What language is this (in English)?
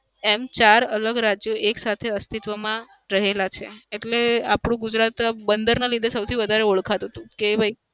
Gujarati